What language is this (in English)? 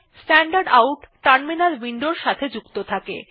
Bangla